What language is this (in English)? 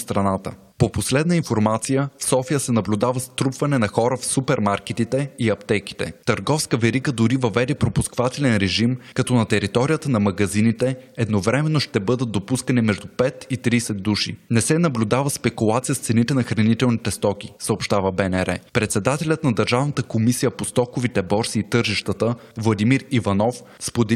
Bulgarian